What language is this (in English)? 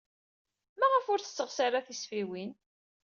Kabyle